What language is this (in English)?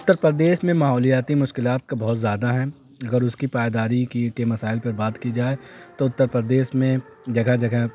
Urdu